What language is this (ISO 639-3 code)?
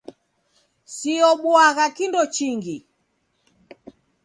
dav